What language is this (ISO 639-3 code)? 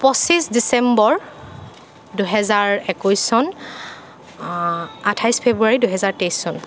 asm